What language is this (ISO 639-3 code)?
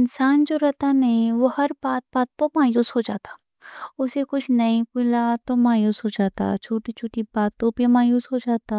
dcc